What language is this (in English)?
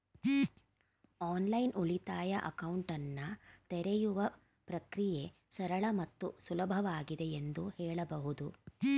Kannada